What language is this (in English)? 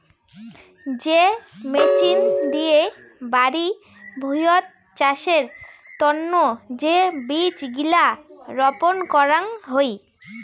Bangla